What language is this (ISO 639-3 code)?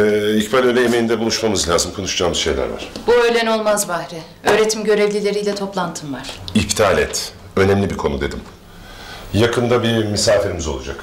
tur